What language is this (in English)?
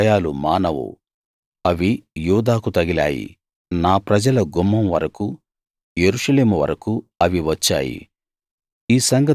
Telugu